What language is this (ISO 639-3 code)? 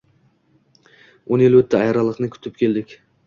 uzb